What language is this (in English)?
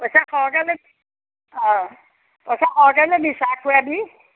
Assamese